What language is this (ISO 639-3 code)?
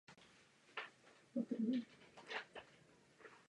ces